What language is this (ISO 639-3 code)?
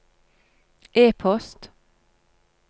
nor